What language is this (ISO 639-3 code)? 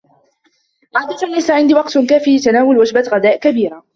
ara